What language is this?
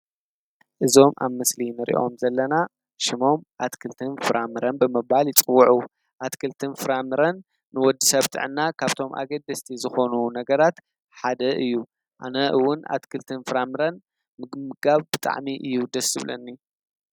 Tigrinya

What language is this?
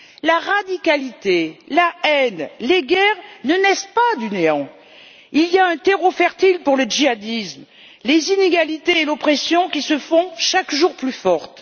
French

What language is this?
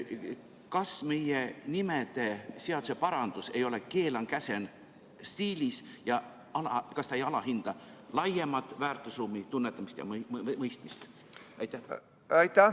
Estonian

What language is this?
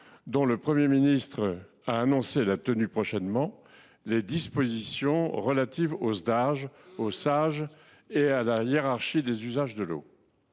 French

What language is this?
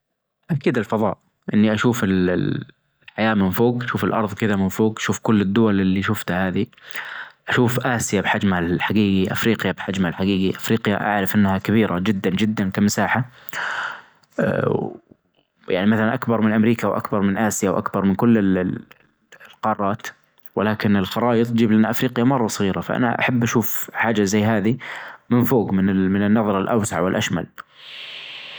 Najdi Arabic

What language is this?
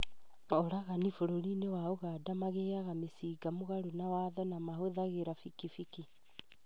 Kikuyu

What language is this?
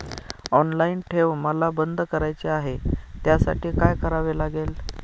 Marathi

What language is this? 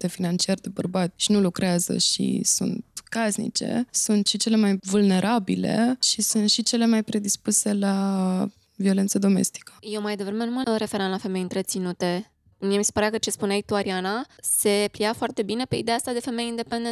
Romanian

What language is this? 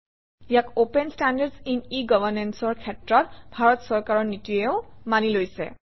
Assamese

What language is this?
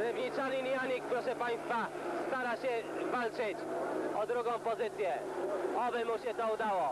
Polish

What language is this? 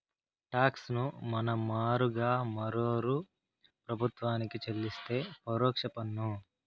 Telugu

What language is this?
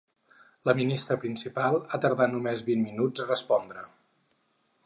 Catalan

